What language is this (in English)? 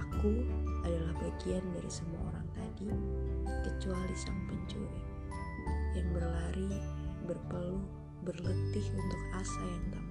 Indonesian